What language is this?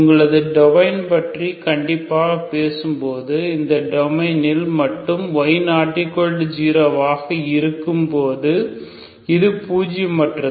Tamil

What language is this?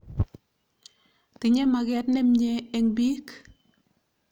Kalenjin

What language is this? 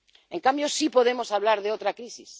Spanish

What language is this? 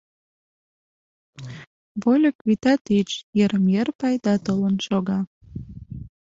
Mari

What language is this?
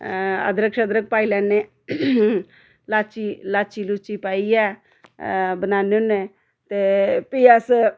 Dogri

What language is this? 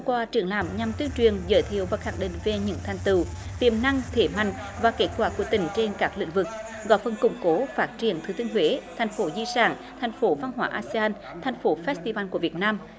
Vietnamese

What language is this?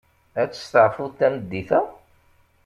Kabyle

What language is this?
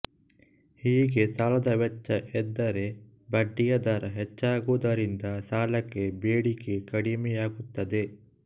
Kannada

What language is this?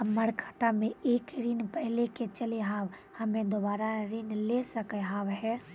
Maithili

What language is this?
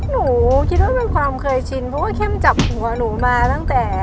Thai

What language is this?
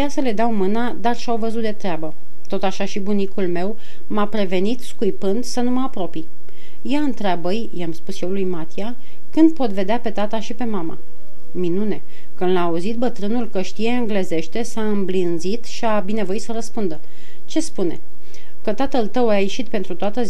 Romanian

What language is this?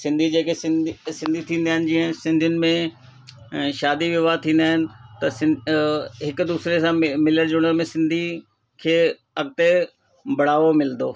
Sindhi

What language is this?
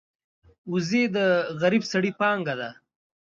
Pashto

